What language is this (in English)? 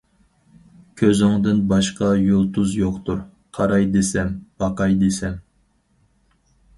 Uyghur